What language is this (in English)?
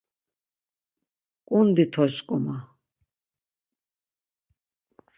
Laz